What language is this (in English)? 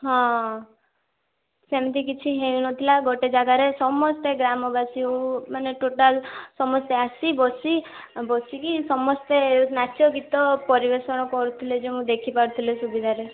Odia